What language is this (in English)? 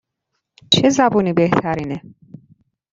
Persian